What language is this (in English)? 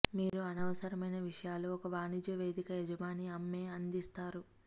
Telugu